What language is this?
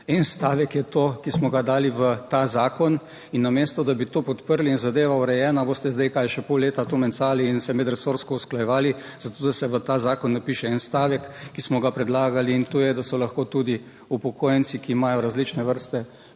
Slovenian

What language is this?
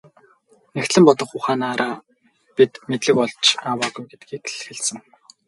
Mongolian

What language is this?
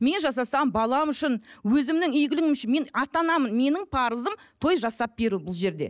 Kazakh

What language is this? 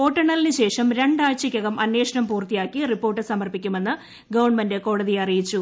Malayalam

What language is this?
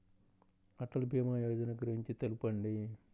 Telugu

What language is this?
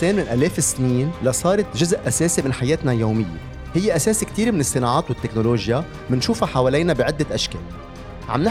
Arabic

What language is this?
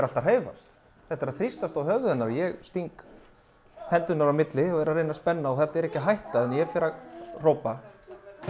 Icelandic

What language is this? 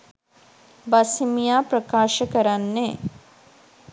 Sinhala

